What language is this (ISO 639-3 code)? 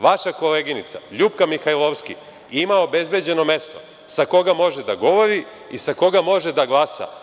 srp